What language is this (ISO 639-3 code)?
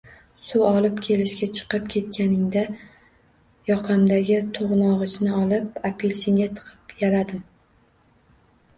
uzb